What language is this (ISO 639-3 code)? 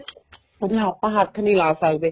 pan